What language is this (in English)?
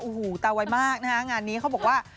Thai